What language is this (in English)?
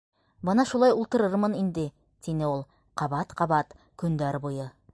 Bashkir